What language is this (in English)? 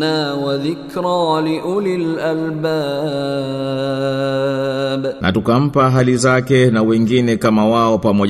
Swahili